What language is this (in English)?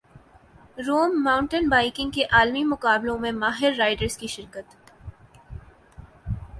Urdu